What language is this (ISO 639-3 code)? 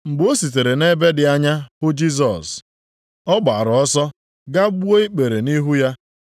ibo